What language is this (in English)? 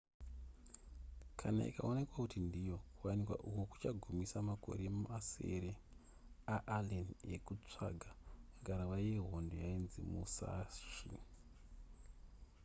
Shona